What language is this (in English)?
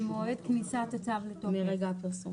Hebrew